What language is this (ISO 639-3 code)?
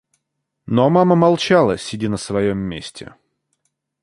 rus